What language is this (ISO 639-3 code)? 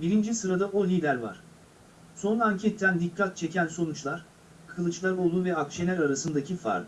tur